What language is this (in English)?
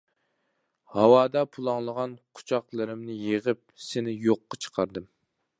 Uyghur